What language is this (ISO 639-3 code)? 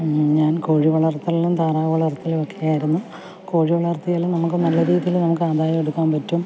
mal